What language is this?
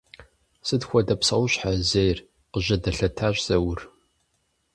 Kabardian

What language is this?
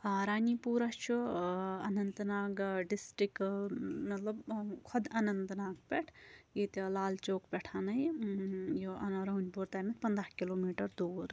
Kashmiri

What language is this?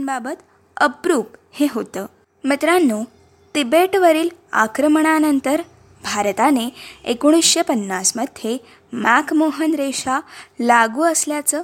Marathi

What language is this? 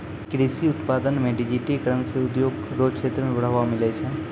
Maithili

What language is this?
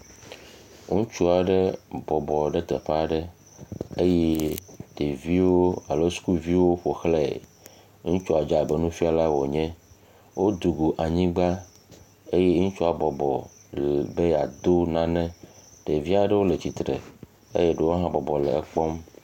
Ewe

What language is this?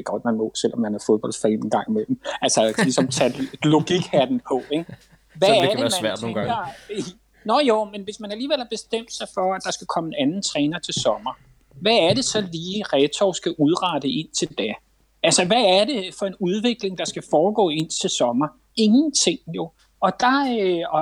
Danish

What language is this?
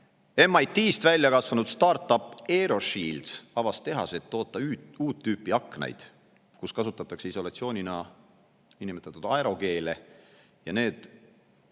Estonian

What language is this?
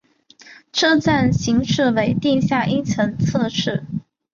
Chinese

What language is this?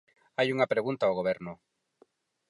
Galician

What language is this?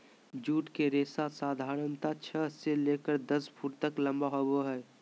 Magahi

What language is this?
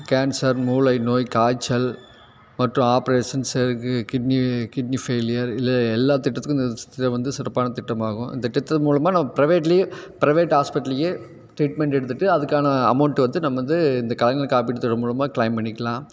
Tamil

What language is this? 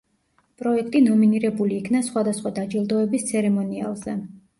Georgian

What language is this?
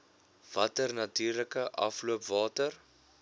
Afrikaans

